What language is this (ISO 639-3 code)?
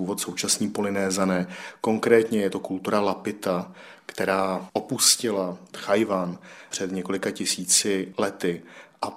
ces